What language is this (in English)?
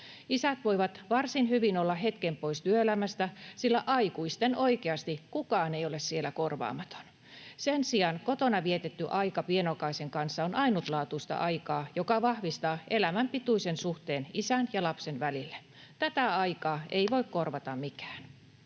Finnish